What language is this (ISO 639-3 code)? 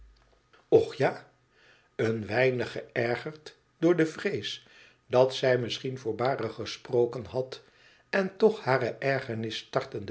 nld